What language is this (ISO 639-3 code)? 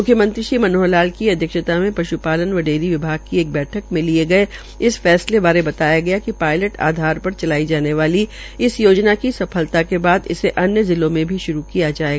hin